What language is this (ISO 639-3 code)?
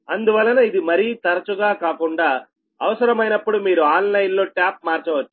tel